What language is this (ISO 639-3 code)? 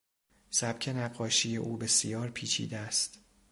fas